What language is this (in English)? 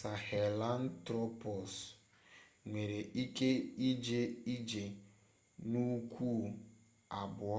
Igbo